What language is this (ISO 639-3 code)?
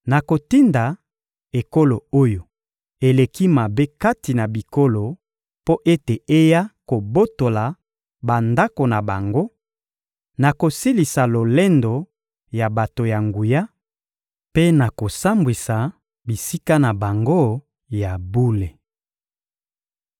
lin